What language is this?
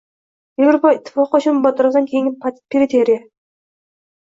Uzbek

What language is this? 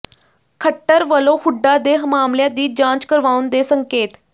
Punjabi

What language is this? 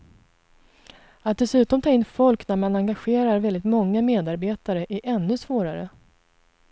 Swedish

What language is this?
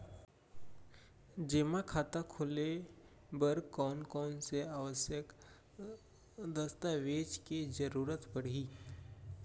Chhattisgarhi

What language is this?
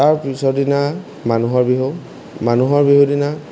Assamese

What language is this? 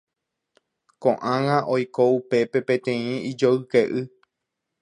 Guarani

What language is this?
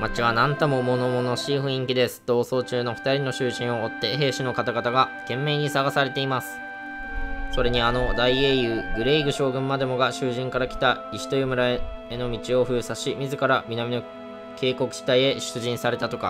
Japanese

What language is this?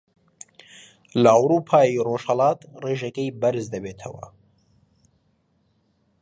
Central Kurdish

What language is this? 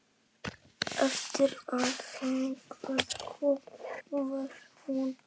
Icelandic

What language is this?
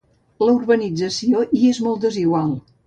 Catalan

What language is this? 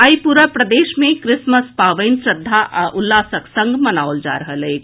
Maithili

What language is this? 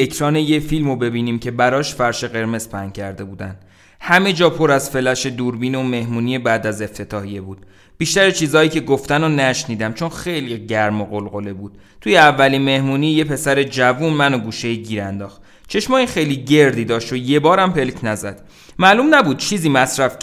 Persian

